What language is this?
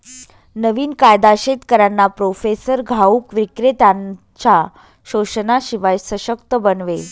Marathi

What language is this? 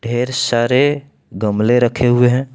Hindi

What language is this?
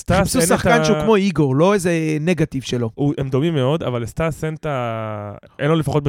Hebrew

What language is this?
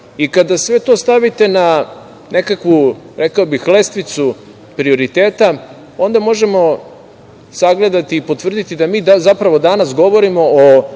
Serbian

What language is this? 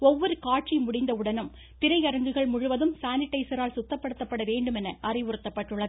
Tamil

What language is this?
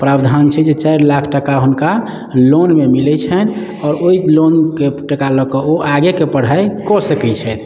Maithili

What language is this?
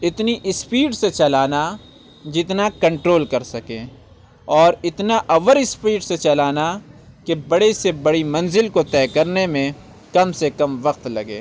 Urdu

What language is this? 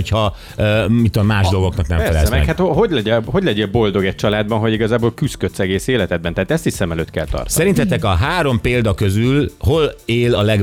Hungarian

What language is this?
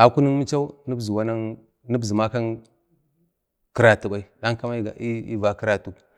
Bade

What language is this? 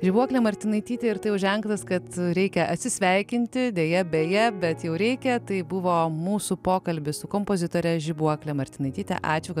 Lithuanian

